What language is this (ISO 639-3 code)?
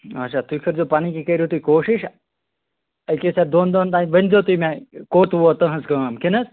kas